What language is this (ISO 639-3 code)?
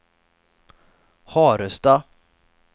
swe